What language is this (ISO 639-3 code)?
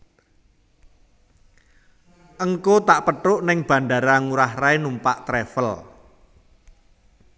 jav